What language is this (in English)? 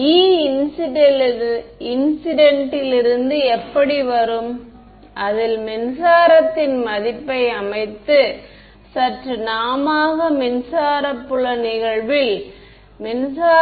Tamil